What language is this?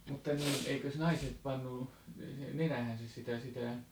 Finnish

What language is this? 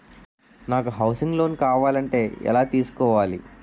Telugu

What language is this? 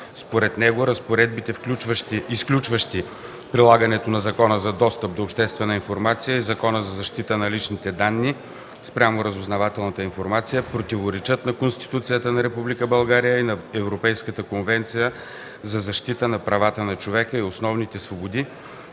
Bulgarian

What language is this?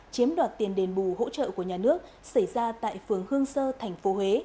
Vietnamese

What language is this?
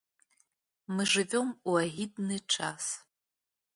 Belarusian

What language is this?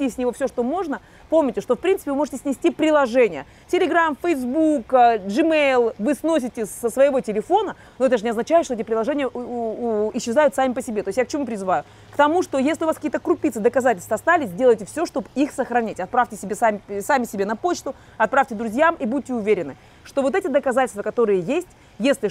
Russian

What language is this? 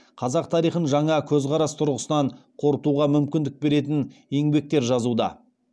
Kazakh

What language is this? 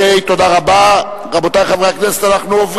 Hebrew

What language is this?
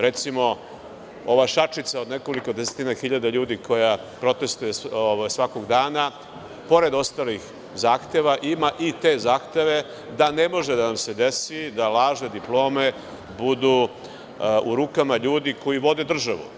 Serbian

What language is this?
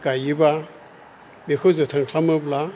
Bodo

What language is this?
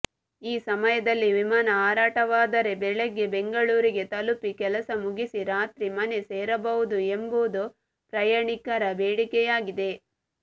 Kannada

